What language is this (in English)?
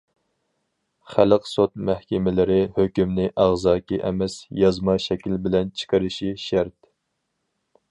Uyghur